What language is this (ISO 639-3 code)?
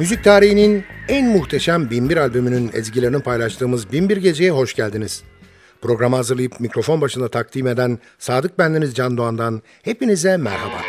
tur